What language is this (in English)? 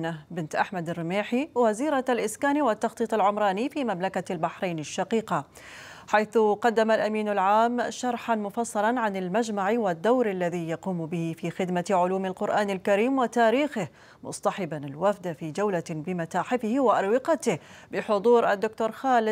Arabic